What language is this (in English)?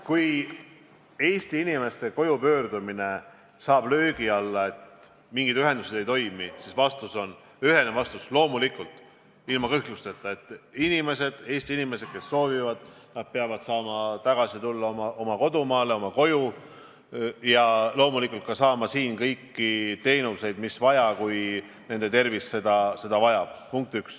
Estonian